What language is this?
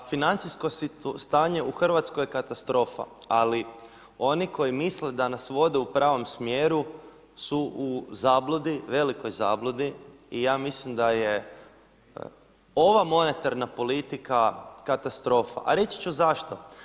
Croatian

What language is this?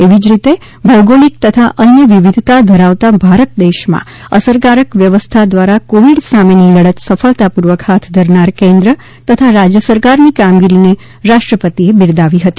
Gujarati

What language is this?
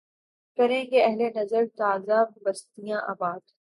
Urdu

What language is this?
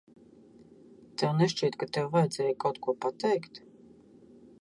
Latvian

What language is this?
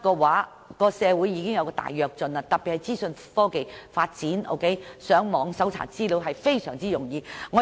Cantonese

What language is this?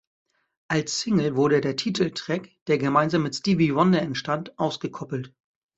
German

